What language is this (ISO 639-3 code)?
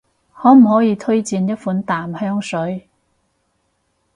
yue